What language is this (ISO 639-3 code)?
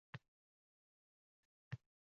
uzb